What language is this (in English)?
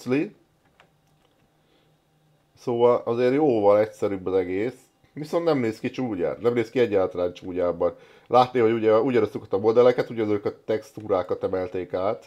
Hungarian